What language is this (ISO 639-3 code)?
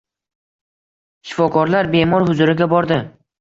uzb